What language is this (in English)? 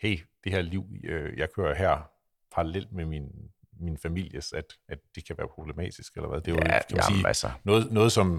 Danish